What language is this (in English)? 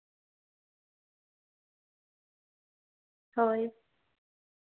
Santali